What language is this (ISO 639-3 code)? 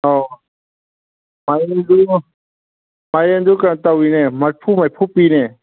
mni